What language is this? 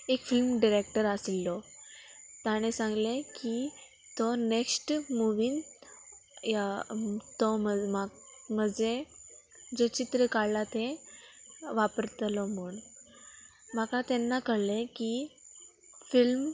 Konkani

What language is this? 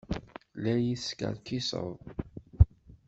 Kabyle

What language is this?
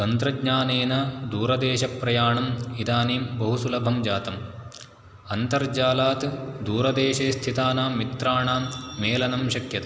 Sanskrit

